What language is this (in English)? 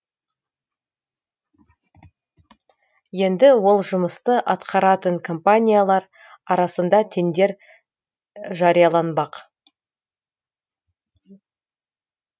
Kazakh